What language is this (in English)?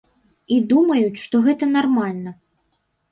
Belarusian